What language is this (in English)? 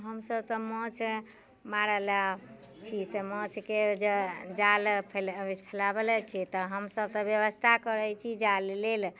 Maithili